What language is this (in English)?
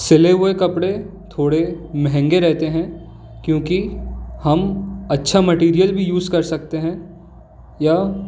Hindi